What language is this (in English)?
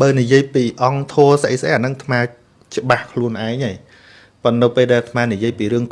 Vietnamese